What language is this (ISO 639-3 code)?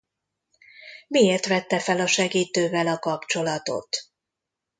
hun